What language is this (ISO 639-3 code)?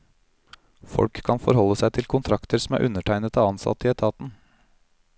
nor